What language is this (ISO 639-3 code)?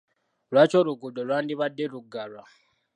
lug